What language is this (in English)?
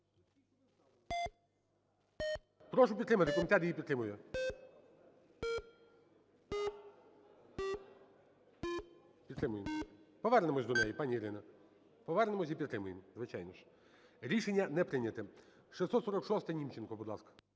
Ukrainian